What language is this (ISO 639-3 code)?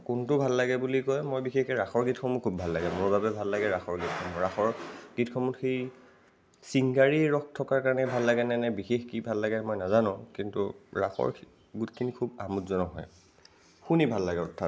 asm